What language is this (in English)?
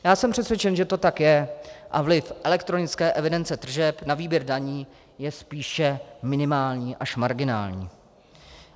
Czech